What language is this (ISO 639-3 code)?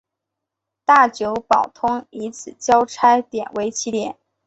zho